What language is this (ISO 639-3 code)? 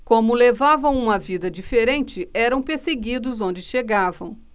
por